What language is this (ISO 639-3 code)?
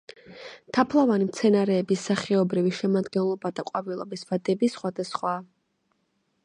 kat